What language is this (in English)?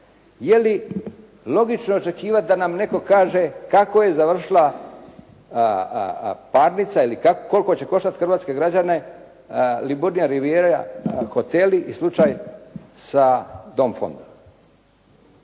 Croatian